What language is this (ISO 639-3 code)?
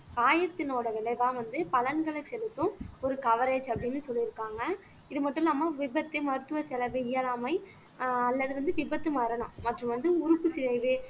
tam